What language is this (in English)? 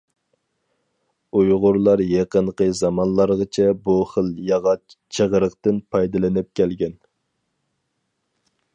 Uyghur